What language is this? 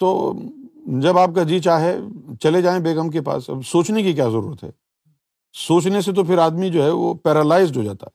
Urdu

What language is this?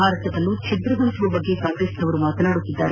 Kannada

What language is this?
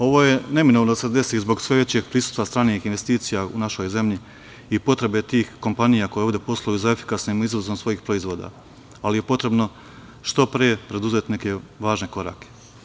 Serbian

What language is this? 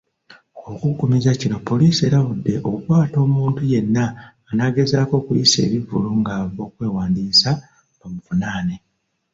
Ganda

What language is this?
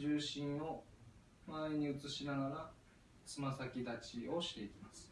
Japanese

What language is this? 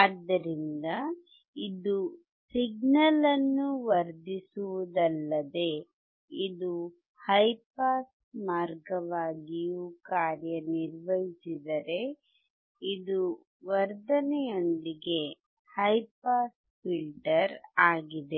Kannada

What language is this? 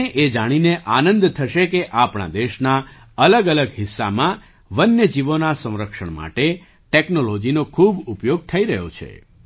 Gujarati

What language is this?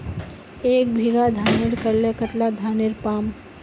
Magahi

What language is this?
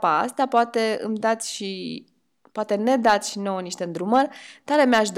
Romanian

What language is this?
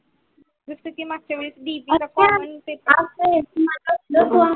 Marathi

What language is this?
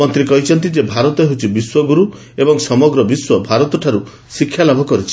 Odia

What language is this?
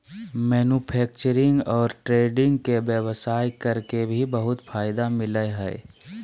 Magahi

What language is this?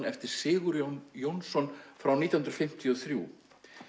Icelandic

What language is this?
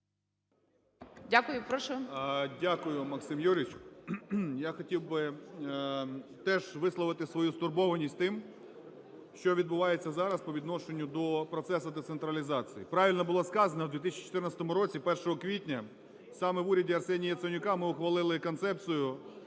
Ukrainian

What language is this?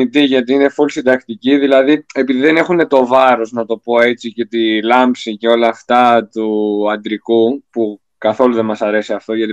Greek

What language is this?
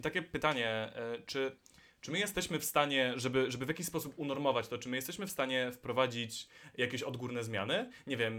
Polish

